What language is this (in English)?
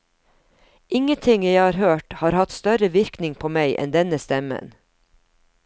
Norwegian